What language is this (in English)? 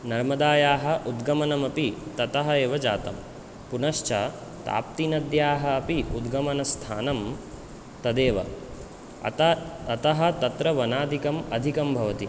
Sanskrit